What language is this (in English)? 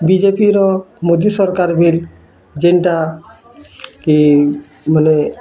Odia